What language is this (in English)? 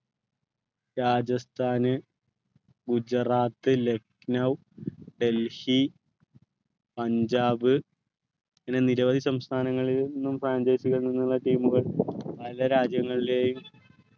Malayalam